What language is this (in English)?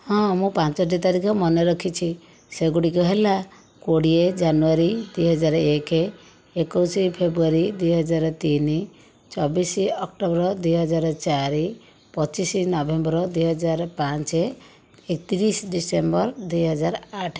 Odia